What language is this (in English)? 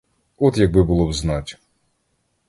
Ukrainian